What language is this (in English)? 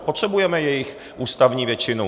Czech